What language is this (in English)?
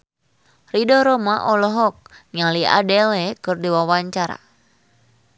Sundanese